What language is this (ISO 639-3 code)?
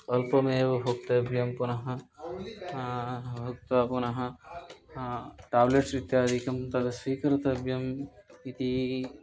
san